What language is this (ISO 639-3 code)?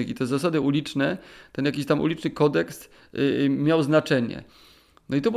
pol